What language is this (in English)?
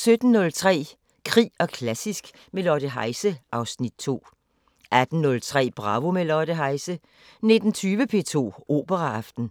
Danish